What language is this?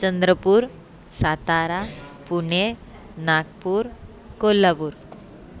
Sanskrit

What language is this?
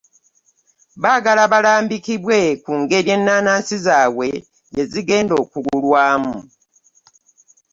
Ganda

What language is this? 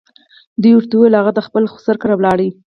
Pashto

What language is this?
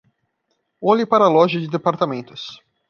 Portuguese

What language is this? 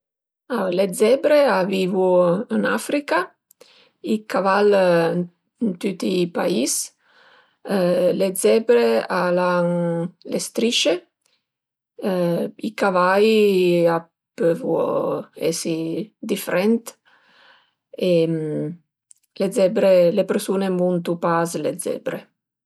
Piedmontese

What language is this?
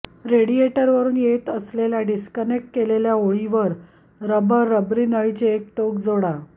Marathi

